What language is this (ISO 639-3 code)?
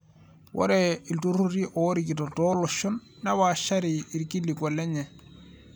mas